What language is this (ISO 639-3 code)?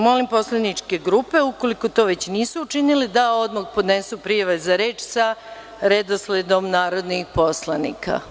srp